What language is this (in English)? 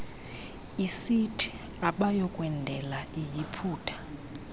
Xhosa